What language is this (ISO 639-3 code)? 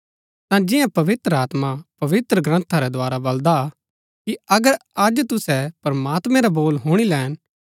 gbk